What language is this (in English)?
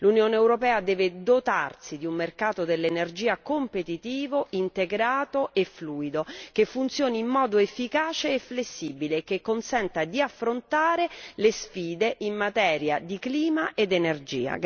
Italian